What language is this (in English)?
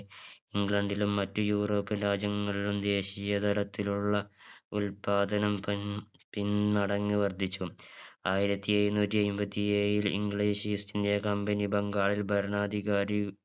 Malayalam